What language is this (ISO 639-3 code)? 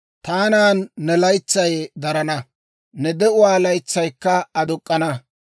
dwr